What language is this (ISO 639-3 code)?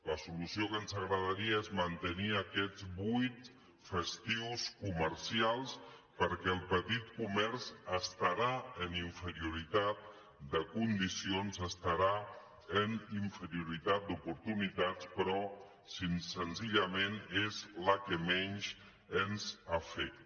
cat